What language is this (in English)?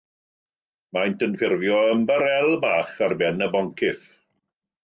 Welsh